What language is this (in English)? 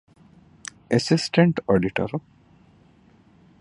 Divehi